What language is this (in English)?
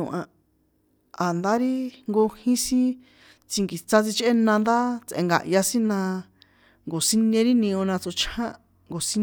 San Juan Atzingo Popoloca